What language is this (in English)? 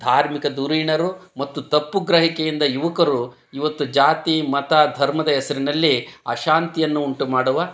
Kannada